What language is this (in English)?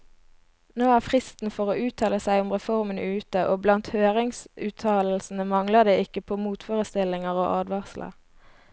Norwegian